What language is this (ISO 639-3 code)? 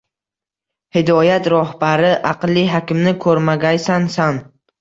uzb